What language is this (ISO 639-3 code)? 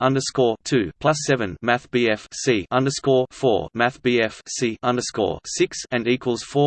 eng